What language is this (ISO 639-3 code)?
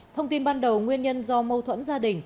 vie